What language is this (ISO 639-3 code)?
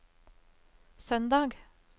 nor